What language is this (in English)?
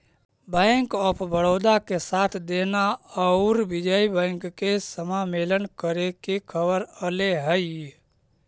Magahi